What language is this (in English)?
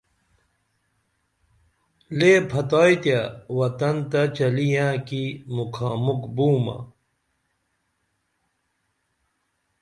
Dameli